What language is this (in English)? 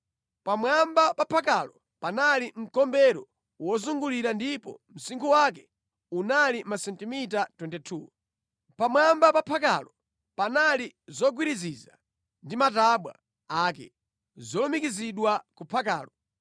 Nyanja